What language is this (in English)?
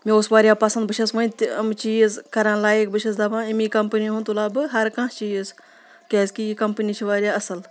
Kashmiri